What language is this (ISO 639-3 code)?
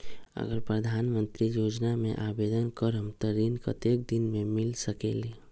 mag